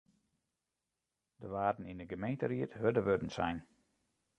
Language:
Western Frisian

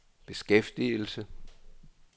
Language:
Danish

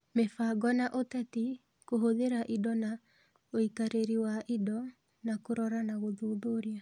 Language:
Kikuyu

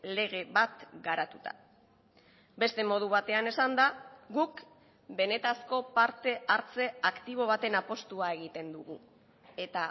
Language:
Basque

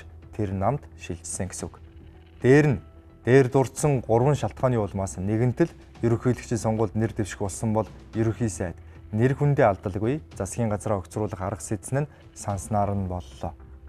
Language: Ukrainian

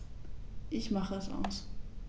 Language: German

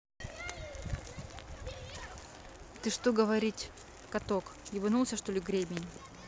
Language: Russian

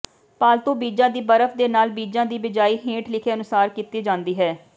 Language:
Punjabi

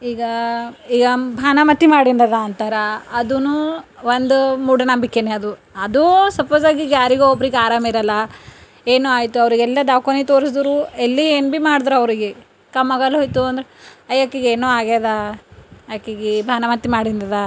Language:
Kannada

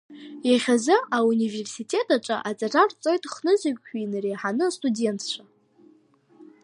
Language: Abkhazian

